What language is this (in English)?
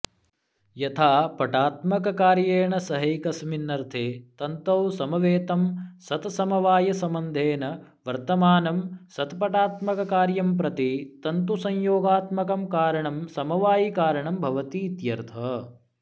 Sanskrit